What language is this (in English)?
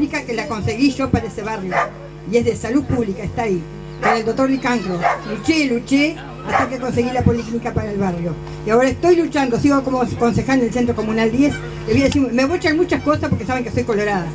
Spanish